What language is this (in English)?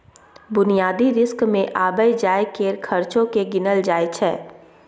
Maithili